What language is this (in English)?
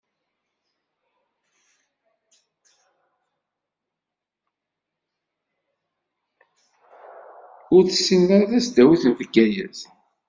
Kabyle